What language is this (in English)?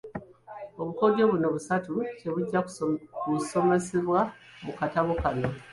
Ganda